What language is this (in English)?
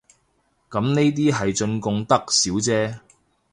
Cantonese